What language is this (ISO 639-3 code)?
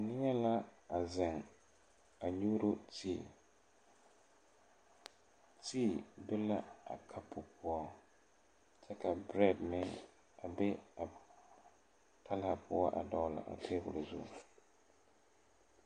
dga